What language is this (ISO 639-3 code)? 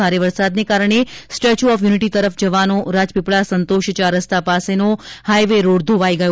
guj